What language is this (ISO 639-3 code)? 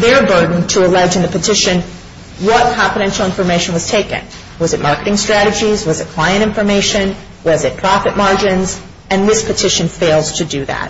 eng